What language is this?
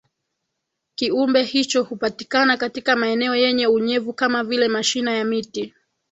Swahili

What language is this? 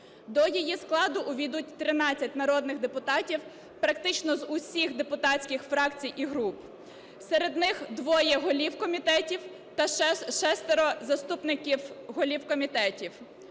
Ukrainian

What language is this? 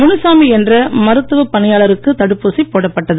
Tamil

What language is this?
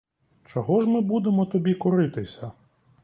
Ukrainian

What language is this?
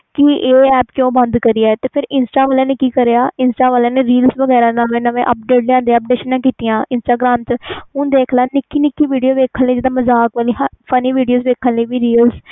Punjabi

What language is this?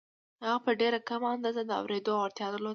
Pashto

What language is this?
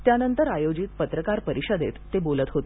Marathi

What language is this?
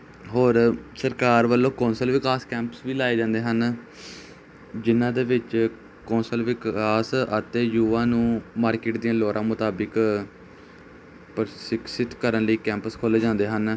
Punjabi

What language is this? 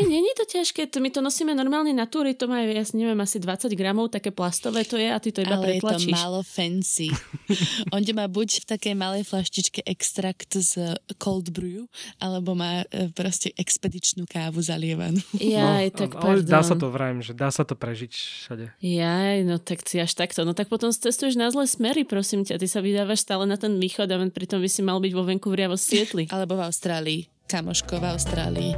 Slovak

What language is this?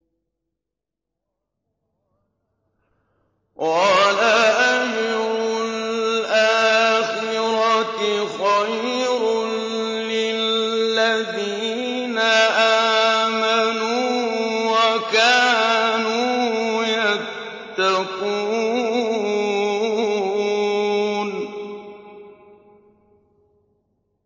Arabic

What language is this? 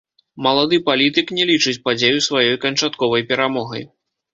Belarusian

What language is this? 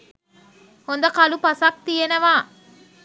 Sinhala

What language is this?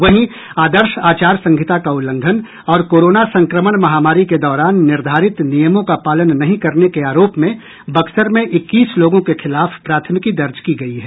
Hindi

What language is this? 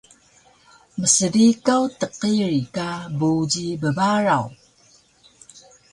Taroko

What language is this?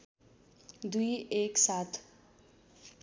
Nepali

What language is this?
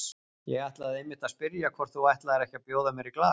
Icelandic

